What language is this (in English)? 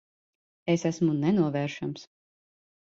Latvian